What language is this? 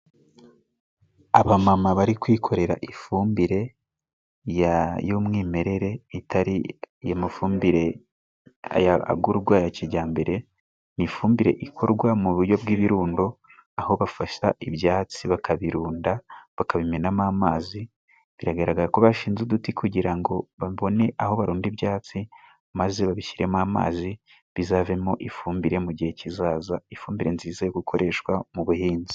Kinyarwanda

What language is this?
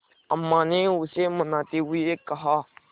Hindi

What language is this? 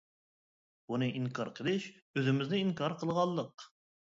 Uyghur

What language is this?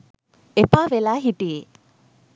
Sinhala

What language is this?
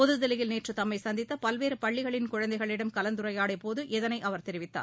Tamil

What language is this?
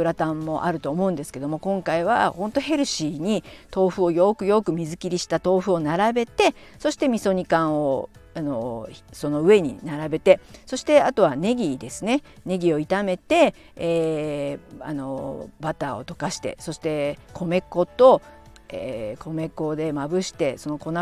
Japanese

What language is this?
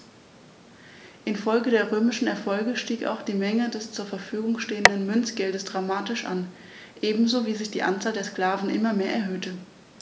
German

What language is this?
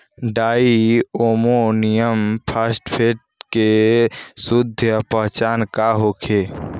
Bhojpuri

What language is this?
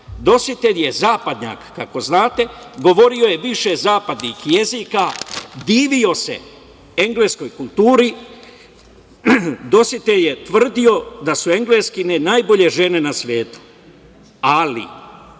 Serbian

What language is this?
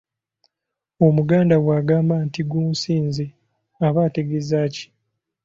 Ganda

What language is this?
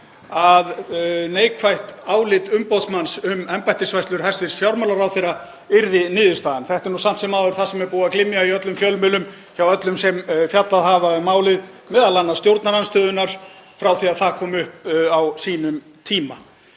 Icelandic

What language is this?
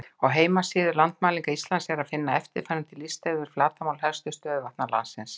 Icelandic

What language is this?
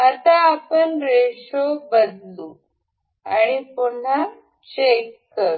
Marathi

